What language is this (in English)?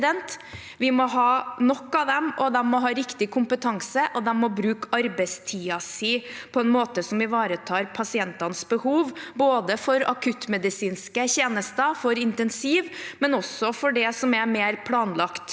Norwegian